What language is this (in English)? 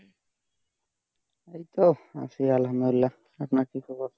Bangla